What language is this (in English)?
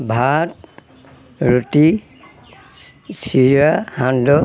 Assamese